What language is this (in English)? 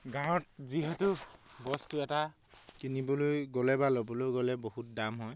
Assamese